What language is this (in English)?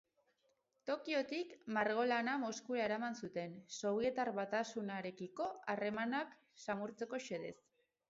Basque